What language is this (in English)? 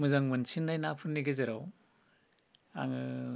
Bodo